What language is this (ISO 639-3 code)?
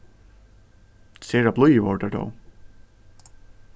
fao